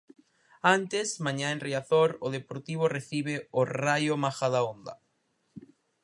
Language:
Galician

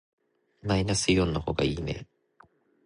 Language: Japanese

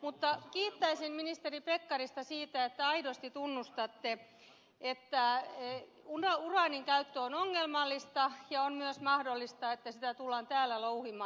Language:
Finnish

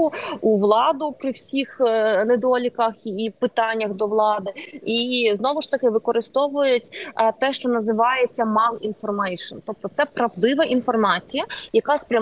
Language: Ukrainian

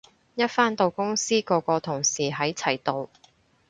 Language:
Cantonese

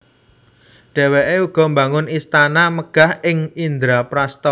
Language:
Javanese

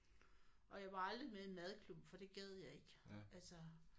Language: Danish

